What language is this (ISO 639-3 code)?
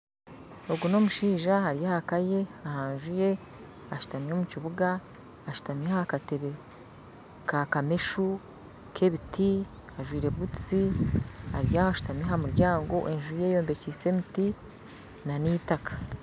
nyn